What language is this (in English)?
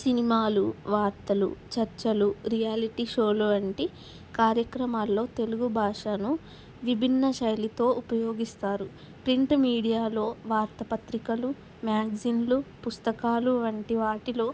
Telugu